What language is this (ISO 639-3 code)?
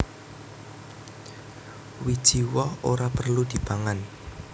jav